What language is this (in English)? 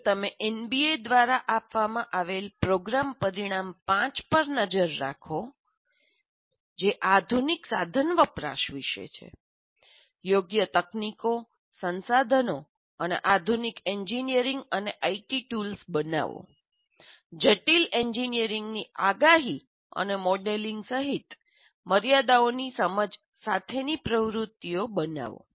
Gujarati